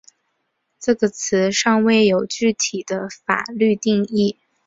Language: Chinese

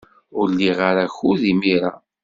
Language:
Kabyle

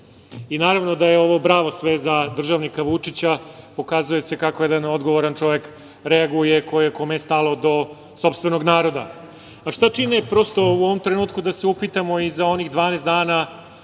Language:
Serbian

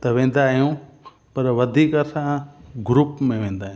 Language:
Sindhi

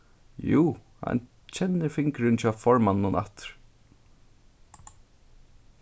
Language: Faroese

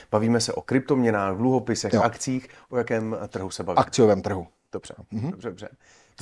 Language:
Czech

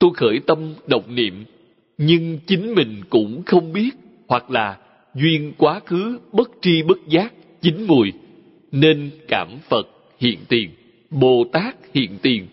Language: Vietnamese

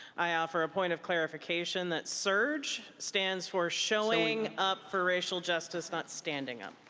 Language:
English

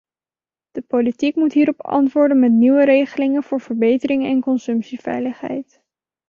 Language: Dutch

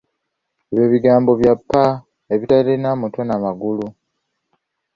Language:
Ganda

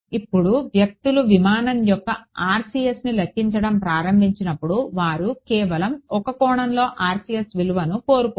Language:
Telugu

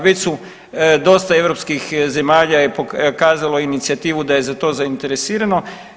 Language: Croatian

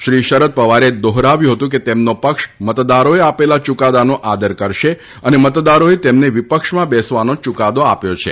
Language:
Gujarati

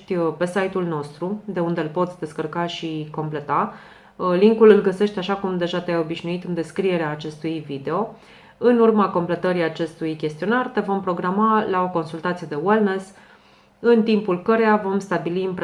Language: Romanian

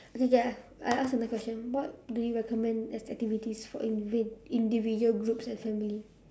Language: English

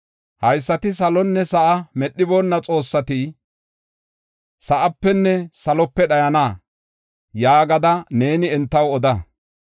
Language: Gofa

